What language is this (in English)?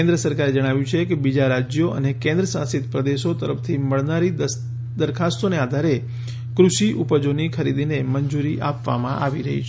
Gujarati